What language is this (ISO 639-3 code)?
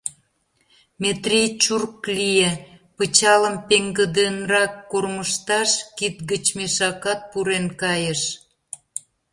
chm